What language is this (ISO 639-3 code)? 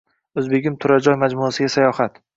uzb